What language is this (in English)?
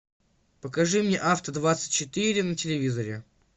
Russian